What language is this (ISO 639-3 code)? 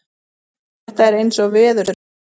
isl